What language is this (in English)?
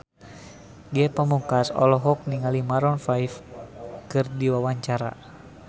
Sundanese